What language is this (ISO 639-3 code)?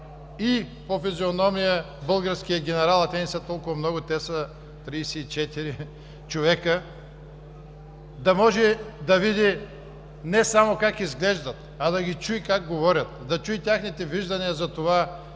bul